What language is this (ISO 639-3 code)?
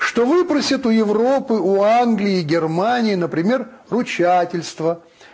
rus